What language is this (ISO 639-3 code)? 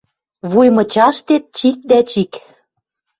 mrj